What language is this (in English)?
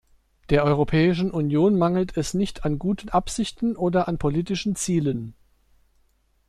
German